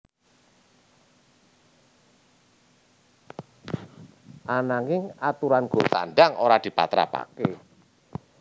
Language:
Javanese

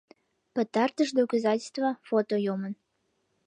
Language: Mari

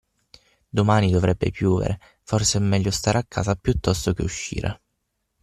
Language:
Italian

